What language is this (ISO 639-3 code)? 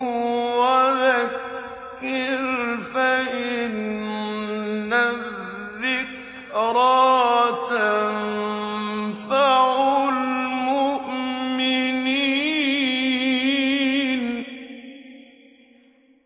ara